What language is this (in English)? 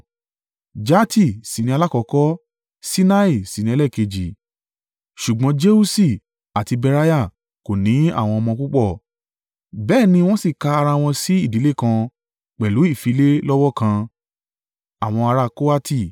Yoruba